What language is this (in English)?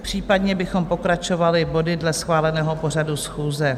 Czech